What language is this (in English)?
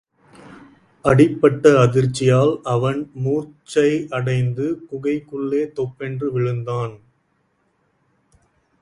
Tamil